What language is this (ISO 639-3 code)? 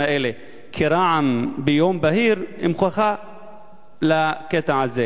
heb